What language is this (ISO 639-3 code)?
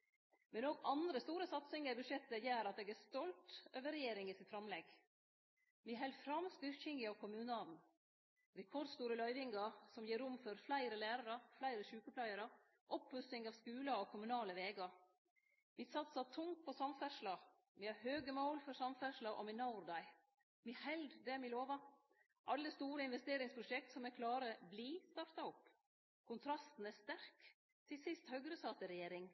nno